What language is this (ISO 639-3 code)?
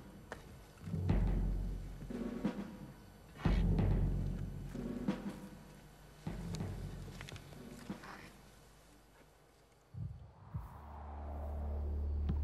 fas